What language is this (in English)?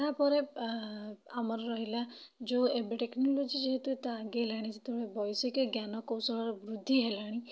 Odia